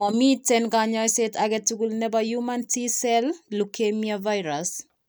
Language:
Kalenjin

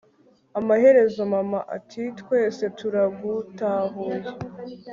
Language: Kinyarwanda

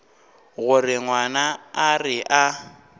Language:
Northern Sotho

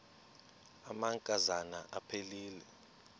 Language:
Xhosa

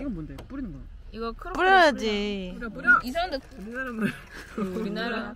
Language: Korean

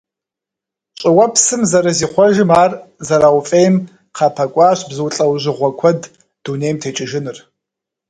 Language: Kabardian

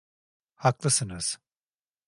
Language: Turkish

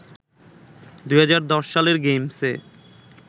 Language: Bangla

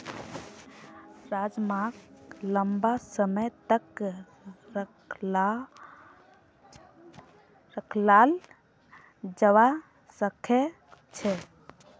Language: Magahi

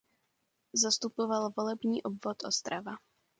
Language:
Czech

